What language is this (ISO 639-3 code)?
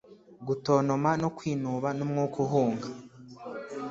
kin